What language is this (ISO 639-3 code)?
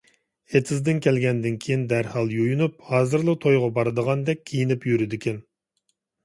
uig